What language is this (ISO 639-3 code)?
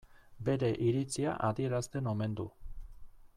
eus